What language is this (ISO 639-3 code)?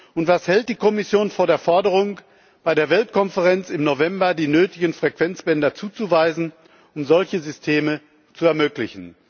deu